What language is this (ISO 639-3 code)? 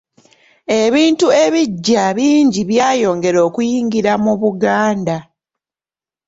lug